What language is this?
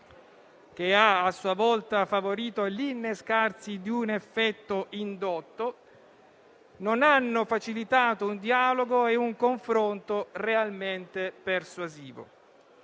Italian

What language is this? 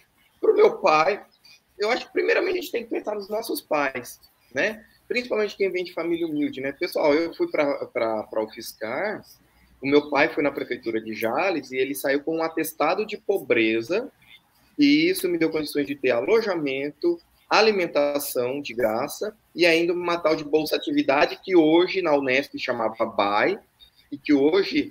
Portuguese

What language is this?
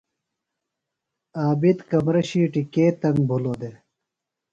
Phalura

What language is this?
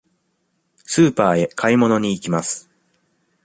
Japanese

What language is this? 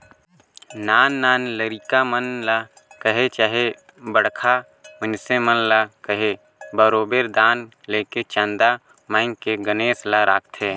Chhattisgarhi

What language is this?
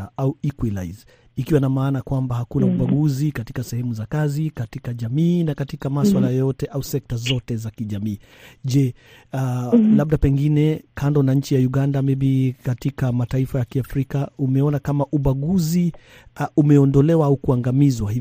Swahili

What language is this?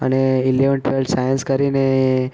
Gujarati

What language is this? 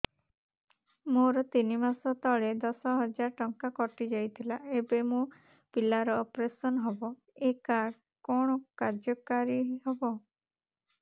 Odia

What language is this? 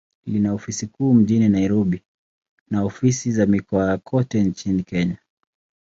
Swahili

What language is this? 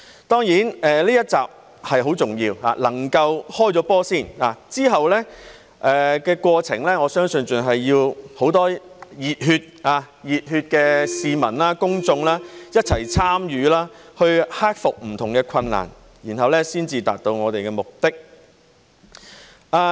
Cantonese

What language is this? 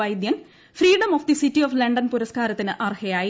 Malayalam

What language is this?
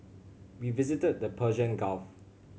English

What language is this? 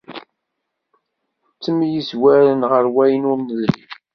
Kabyle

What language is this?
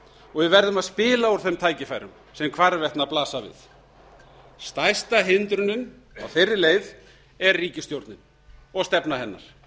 Icelandic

